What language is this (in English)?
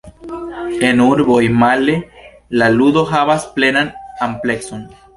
Esperanto